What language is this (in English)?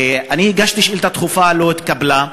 Hebrew